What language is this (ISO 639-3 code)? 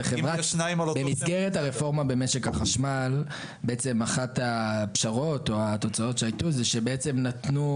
heb